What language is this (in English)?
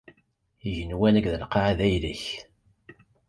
Kabyle